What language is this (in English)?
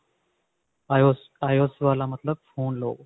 Punjabi